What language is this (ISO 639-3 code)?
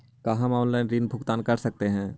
mag